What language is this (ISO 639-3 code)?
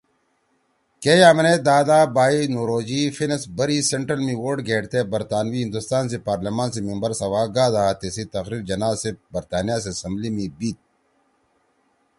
trw